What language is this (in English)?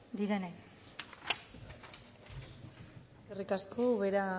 Basque